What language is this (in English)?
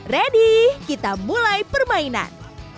Indonesian